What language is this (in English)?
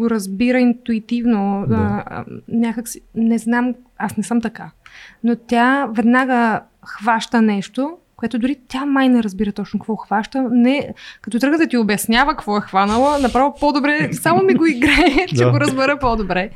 Bulgarian